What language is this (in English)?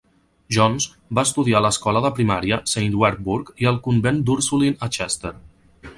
Catalan